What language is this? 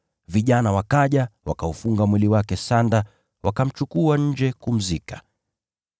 Swahili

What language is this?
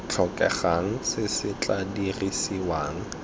Tswana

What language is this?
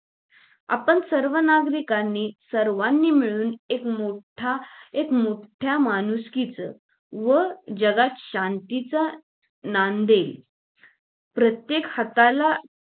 Marathi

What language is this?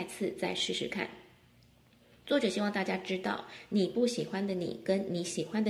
Chinese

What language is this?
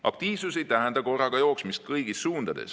Estonian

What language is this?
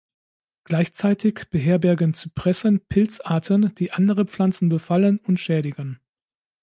German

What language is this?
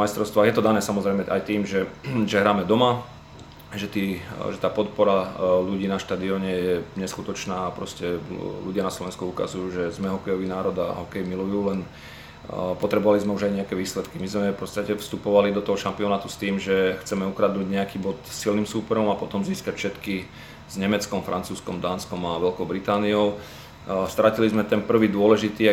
Slovak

